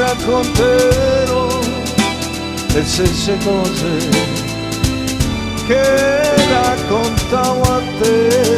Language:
Romanian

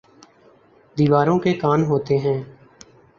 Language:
Urdu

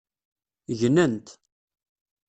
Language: Kabyle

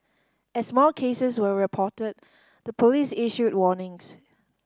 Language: English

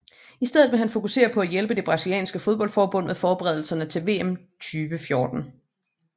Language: Danish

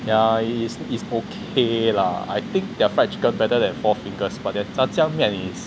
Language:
English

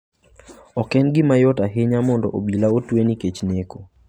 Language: Luo (Kenya and Tanzania)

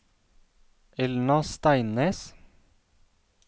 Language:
Norwegian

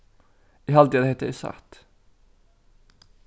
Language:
Faroese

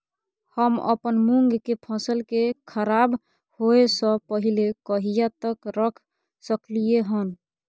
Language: Maithili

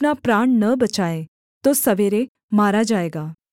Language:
Hindi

